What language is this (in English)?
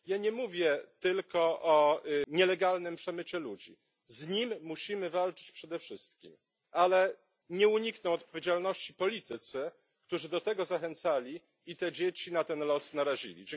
Polish